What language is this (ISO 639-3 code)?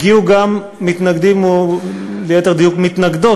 heb